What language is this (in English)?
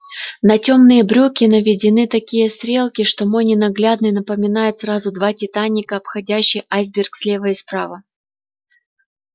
Russian